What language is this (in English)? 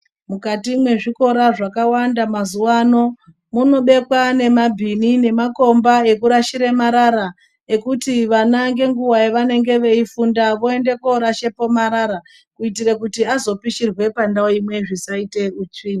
Ndau